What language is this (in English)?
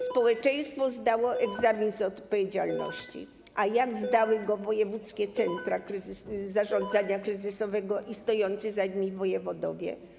Polish